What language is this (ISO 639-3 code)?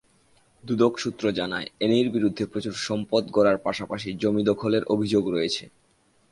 ben